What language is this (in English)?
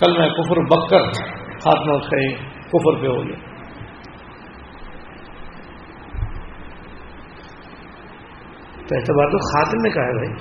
Urdu